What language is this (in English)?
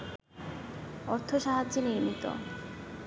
Bangla